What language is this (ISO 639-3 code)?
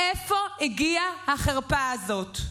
heb